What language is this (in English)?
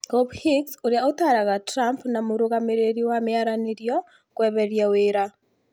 Kikuyu